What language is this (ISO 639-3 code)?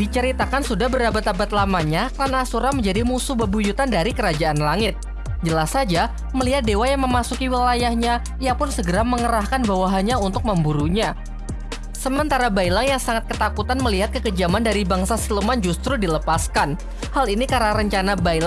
ind